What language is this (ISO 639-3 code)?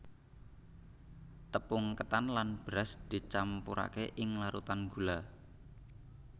jav